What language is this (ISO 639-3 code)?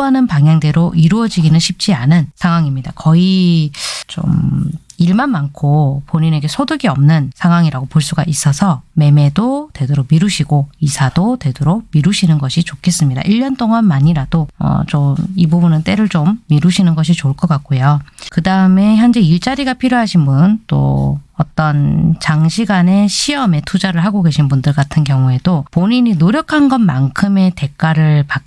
kor